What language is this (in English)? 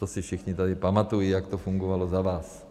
Czech